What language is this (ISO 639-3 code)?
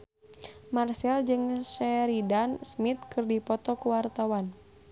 sun